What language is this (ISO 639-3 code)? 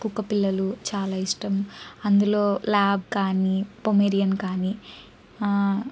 tel